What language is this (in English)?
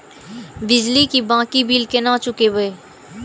Maithili